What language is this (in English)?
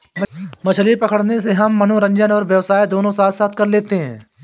Hindi